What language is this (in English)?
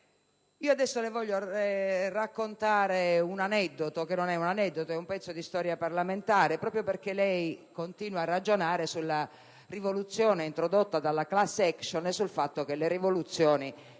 Italian